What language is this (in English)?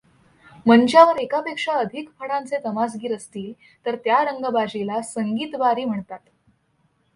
Marathi